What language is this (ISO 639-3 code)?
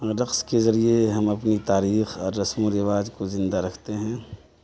urd